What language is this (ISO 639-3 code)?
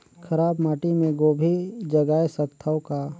hne